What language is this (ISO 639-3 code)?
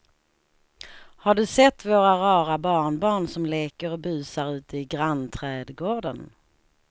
swe